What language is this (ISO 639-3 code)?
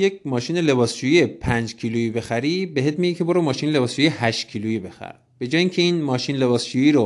fas